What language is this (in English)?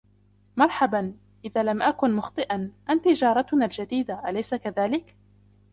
Arabic